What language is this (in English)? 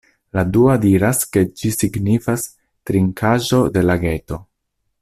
Esperanto